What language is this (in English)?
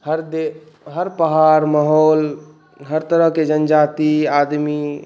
Maithili